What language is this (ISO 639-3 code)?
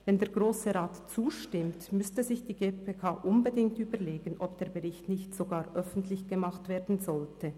gsw